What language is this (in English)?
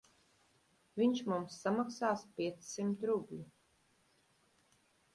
Latvian